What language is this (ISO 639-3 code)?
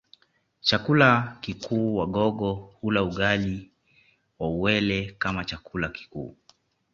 swa